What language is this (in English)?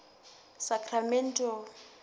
Southern Sotho